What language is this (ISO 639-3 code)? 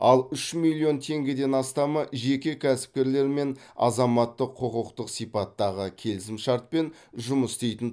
kaz